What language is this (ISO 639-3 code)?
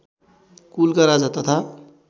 nep